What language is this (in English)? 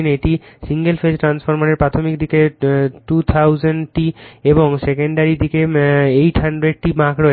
Bangla